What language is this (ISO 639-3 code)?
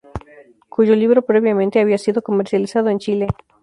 spa